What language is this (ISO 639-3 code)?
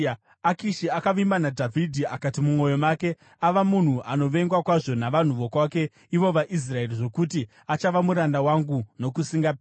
sna